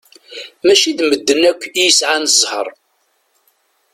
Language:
Kabyle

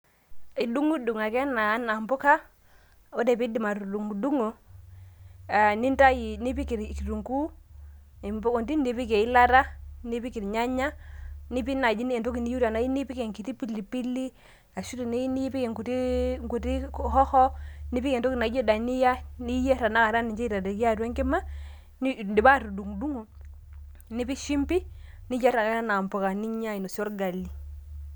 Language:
Masai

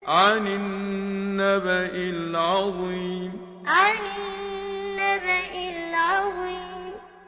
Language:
Arabic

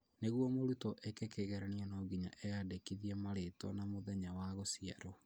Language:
Kikuyu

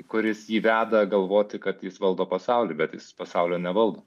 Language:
Lithuanian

